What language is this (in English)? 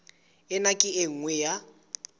Southern Sotho